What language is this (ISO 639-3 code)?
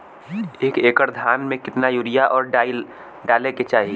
bho